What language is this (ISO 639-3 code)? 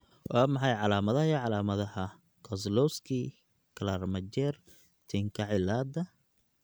som